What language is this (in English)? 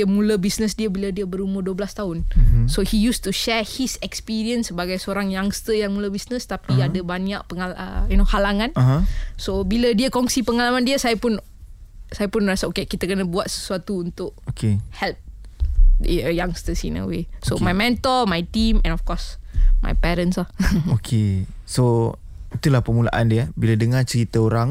Malay